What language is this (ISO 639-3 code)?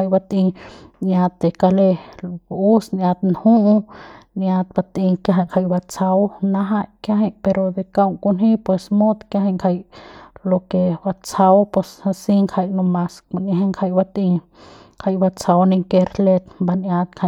pbs